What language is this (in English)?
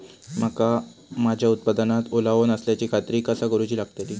Marathi